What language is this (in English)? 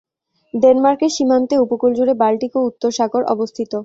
Bangla